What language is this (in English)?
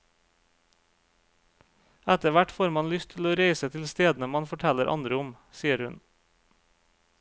Norwegian